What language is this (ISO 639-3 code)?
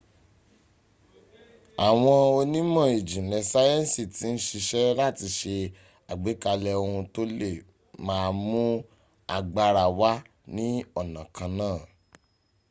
yor